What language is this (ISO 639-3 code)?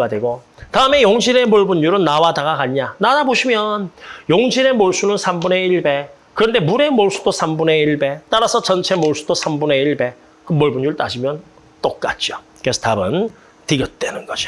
kor